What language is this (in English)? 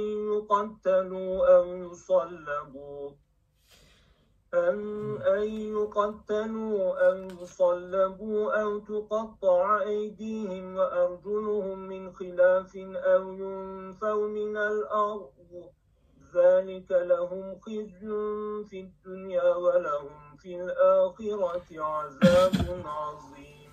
Turkish